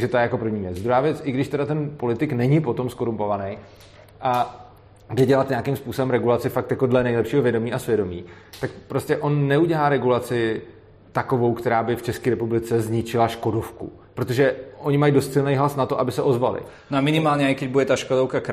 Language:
Czech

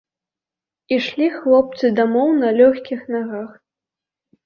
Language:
Belarusian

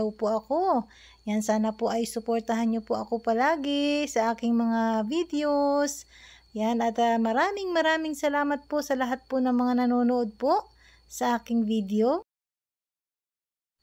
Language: Filipino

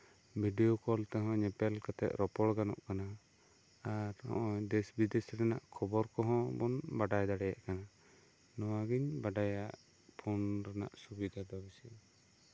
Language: Santali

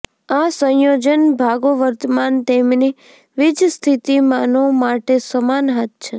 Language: Gujarati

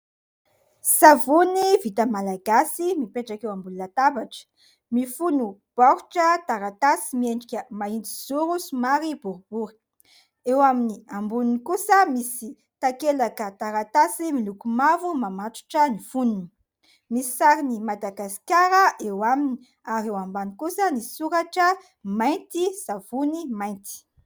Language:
Malagasy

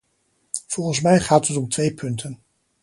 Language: Dutch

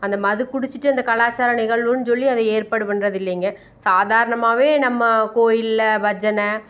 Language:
Tamil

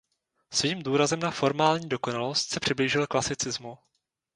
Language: Czech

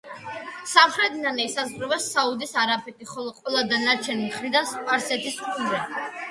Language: Georgian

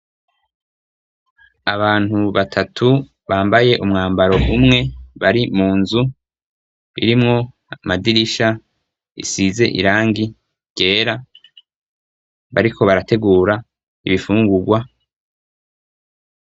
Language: Rundi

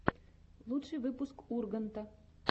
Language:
Russian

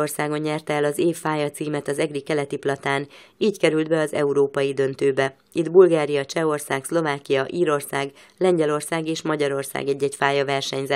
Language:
Hungarian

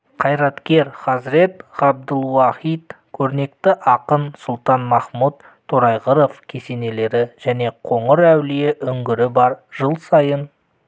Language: Kazakh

